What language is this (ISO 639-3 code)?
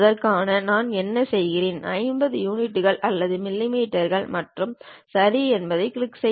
tam